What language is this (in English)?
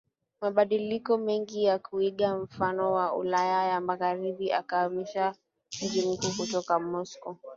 Swahili